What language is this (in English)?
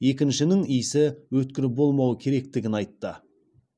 Kazakh